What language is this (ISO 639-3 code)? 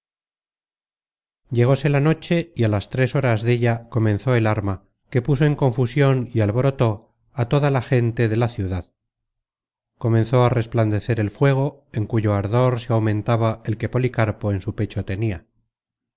spa